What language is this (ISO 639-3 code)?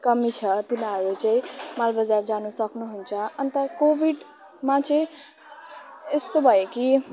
nep